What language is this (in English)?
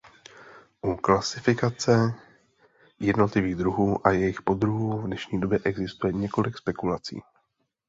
Czech